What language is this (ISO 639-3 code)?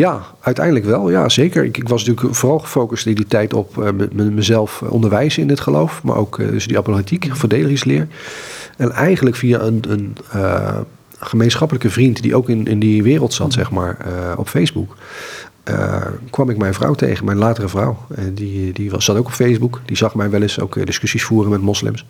nld